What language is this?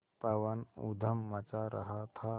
Hindi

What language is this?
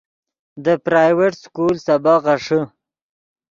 Yidgha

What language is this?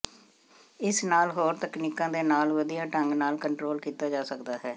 Punjabi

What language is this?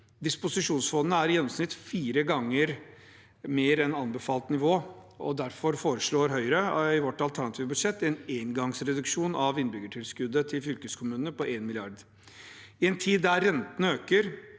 Norwegian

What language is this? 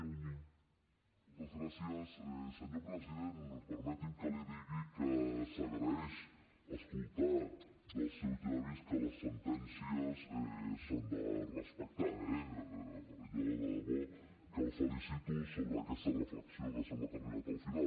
Catalan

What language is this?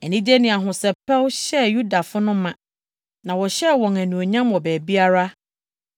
Akan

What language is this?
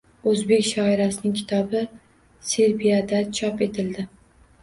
Uzbek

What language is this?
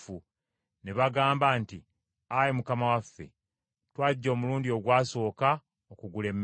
Ganda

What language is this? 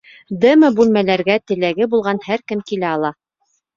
Bashkir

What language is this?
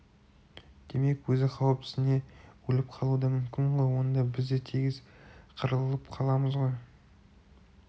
Kazakh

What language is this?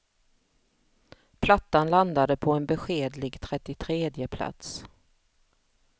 Swedish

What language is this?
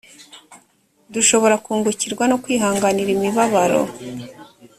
Kinyarwanda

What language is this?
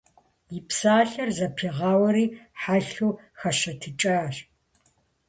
Kabardian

